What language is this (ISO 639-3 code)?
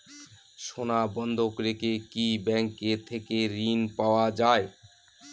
ben